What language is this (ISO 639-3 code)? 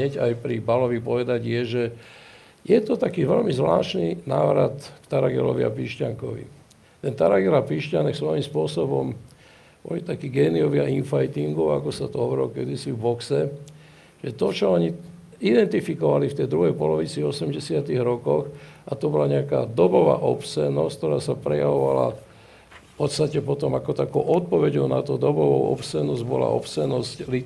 slk